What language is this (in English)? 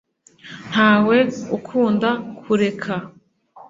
Kinyarwanda